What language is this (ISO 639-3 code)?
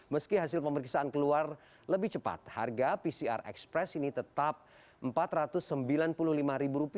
ind